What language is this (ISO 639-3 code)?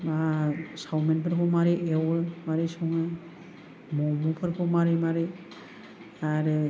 brx